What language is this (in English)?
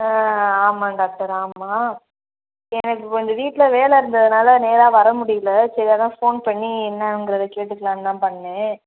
Tamil